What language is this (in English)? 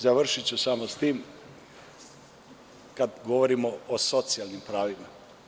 Serbian